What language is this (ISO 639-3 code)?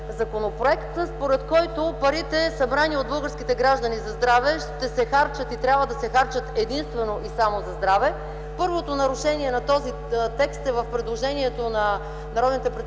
bul